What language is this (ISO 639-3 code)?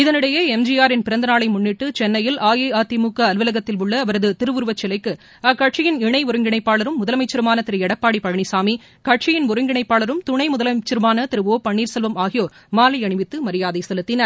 tam